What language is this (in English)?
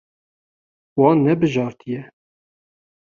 Kurdish